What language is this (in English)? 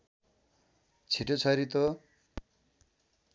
Nepali